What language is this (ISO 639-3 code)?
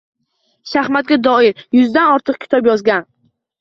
uzb